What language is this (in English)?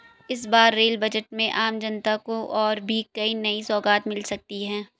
Hindi